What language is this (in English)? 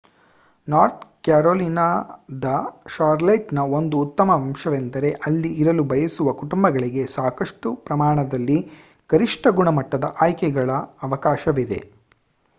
Kannada